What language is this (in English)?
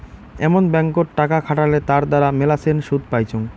Bangla